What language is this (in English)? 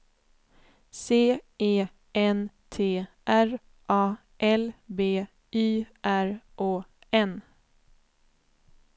Swedish